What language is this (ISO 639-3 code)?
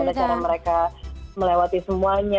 ind